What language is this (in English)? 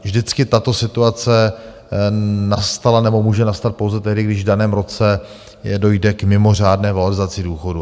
Czech